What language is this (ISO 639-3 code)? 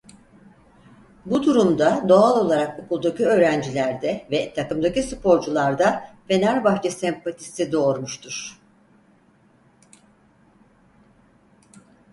tur